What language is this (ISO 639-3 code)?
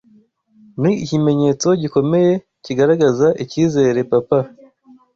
kin